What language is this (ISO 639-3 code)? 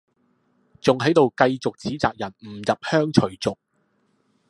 yue